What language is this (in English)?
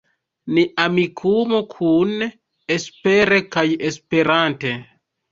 Esperanto